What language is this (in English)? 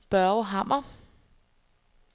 Danish